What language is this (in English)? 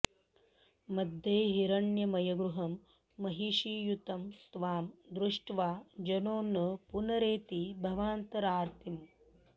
Sanskrit